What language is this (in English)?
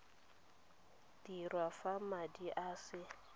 Tswana